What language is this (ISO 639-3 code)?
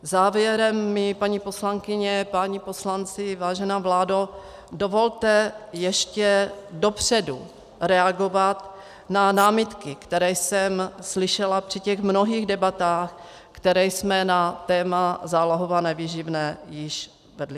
ces